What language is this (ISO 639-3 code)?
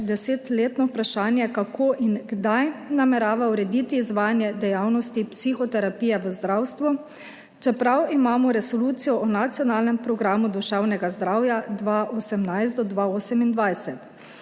slv